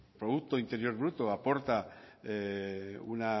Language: Spanish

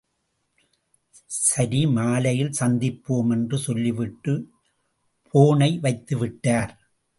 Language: Tamil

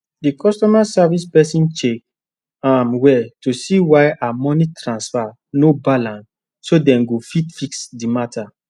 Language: Nigerian Pidgin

